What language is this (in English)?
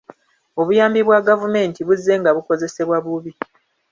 Ganda